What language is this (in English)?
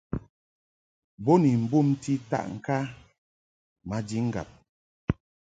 Mungaka